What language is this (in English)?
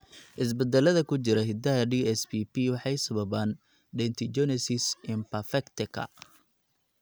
Somali